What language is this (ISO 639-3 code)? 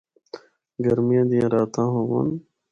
hno